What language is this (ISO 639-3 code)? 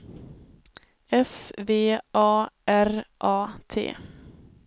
swe